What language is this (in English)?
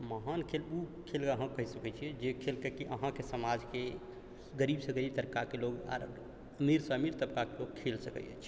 Maithili